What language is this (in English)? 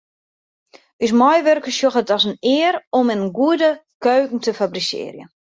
Western Frisian